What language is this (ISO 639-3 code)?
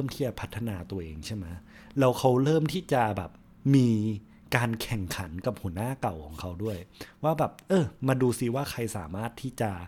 tha